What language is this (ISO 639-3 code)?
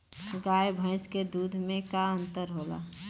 bho